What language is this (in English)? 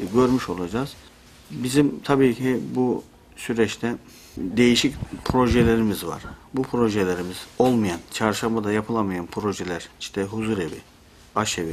Turkish